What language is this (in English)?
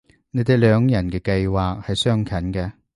Cantonese